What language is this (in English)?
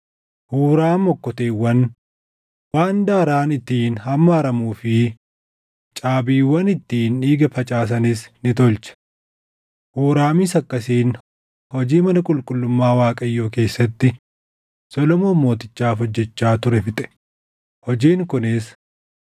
Oromo